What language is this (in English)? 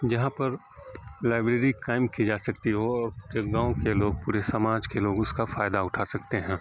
Urdu